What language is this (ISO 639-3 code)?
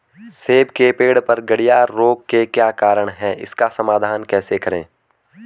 hin